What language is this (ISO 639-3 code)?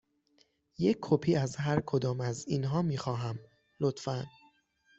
fas